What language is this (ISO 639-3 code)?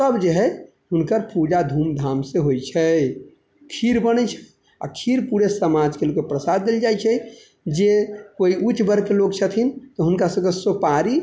mai